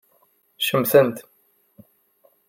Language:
Kabyle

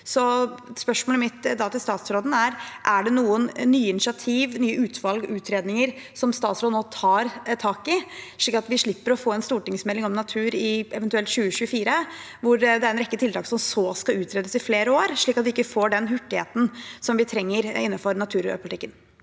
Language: Norwegian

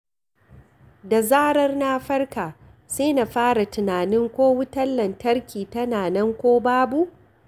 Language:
Hausa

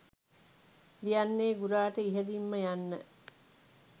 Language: Sinhala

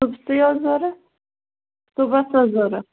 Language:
Kashmiri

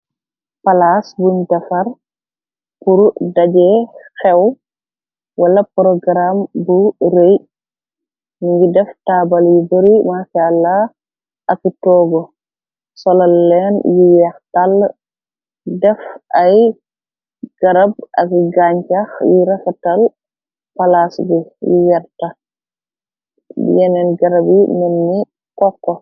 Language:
Wolof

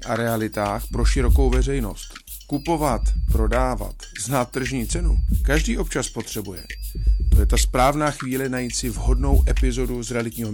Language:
Czech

